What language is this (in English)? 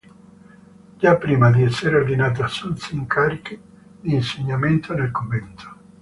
Italian